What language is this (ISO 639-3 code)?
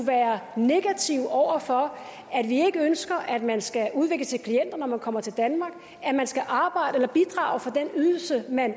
dan